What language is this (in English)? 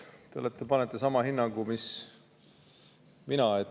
Estonian